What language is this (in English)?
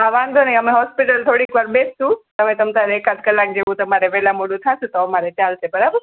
Gujarati